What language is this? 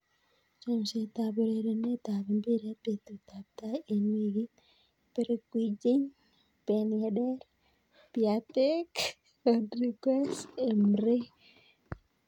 Kalenjin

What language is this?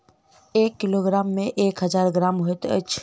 Maithili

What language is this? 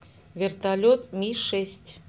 Russian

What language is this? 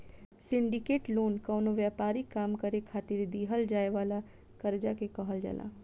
Bhojpuri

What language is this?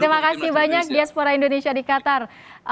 Indonesian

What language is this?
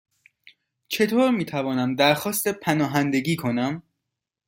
Persian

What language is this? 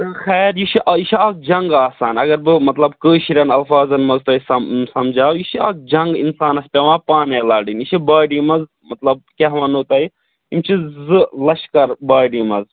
Kashmiri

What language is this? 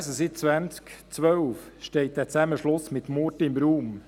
Swiss German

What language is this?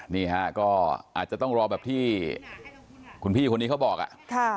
Thai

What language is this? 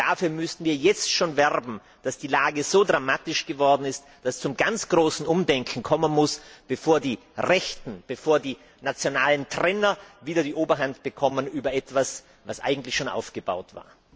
German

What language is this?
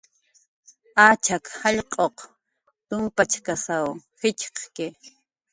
Jaqaru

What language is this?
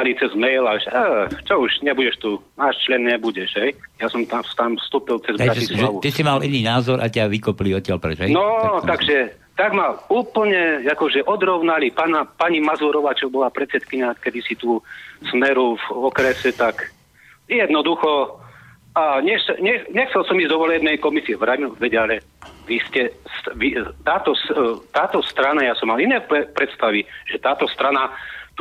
Slovak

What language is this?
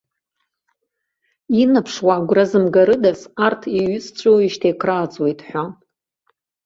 Abkhazian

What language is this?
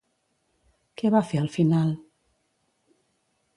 Catalan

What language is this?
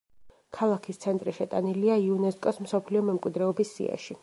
Georgian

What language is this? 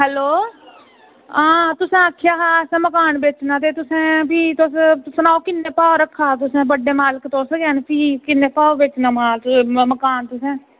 Dogri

